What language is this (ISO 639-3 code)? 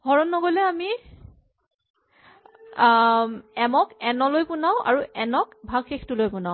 asm